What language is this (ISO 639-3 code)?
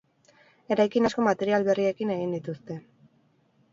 eus